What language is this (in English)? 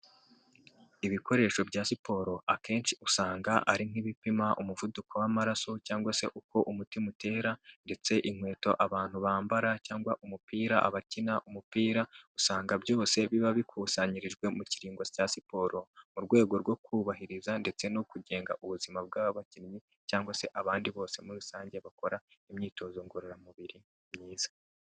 Kinyarwanda